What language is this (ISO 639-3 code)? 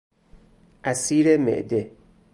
fas